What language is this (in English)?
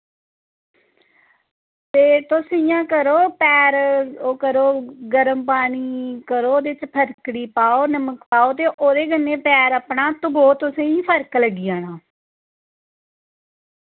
Dogri